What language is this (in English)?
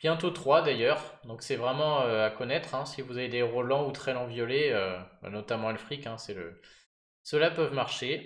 French